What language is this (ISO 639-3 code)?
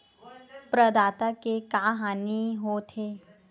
hne